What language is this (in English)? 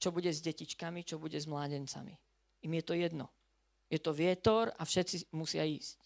Slovak